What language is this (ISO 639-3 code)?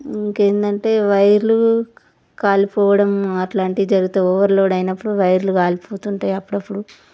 tel